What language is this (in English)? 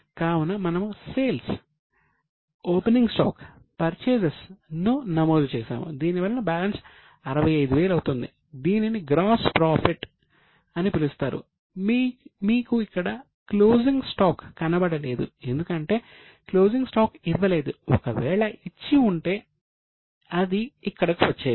Telugu